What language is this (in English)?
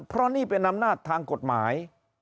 Thai